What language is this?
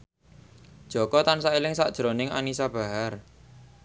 Javanese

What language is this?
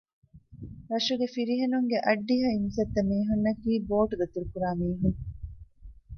Divehi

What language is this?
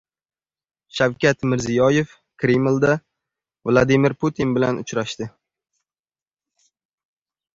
Uzbek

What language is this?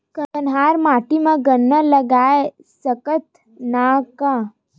Chhattisgarhi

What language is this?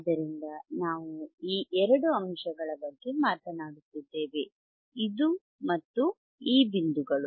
Kannada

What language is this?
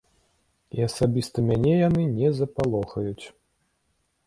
Belarusian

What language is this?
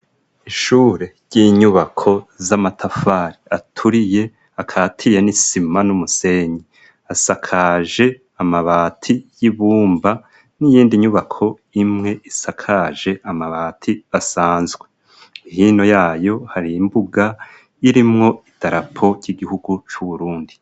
Rundi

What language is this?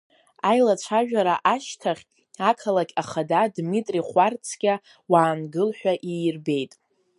Abkhazian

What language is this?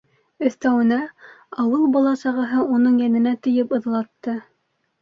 Bashkir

